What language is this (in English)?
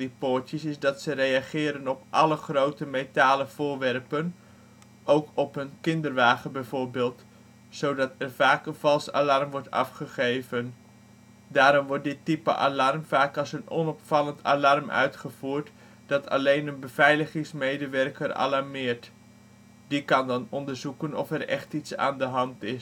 Dutch